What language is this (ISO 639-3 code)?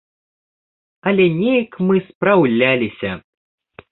bel